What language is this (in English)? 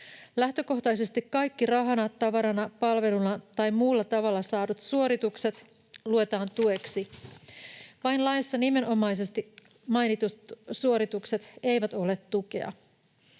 Finnish